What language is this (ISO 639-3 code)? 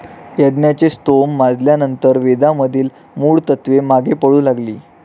mar